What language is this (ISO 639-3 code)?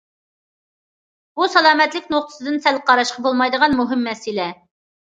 uig